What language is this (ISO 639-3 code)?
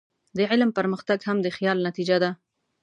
pus